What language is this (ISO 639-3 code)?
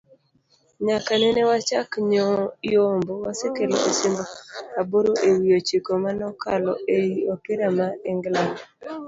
luo